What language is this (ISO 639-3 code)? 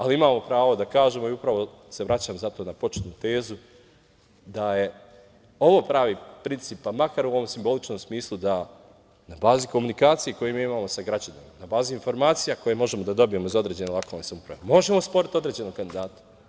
srp